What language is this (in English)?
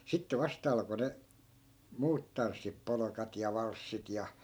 Finnish